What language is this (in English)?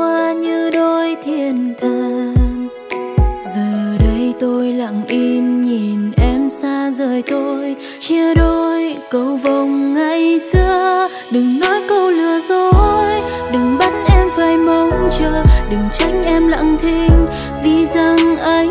Vietnamese